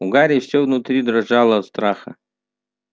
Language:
Russian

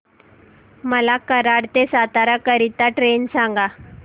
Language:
Marathi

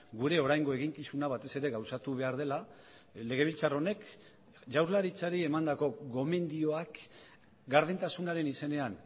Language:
Basque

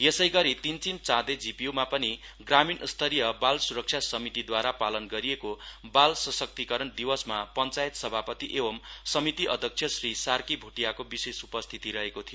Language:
Nepali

